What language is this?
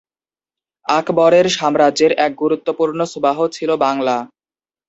Bangla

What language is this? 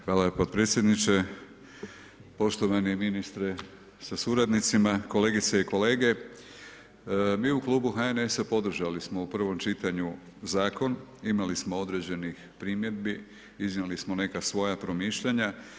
Croatian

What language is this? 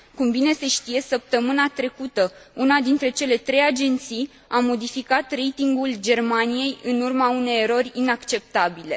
Romanian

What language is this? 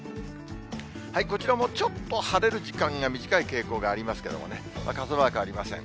Japanese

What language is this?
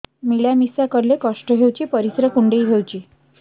Odia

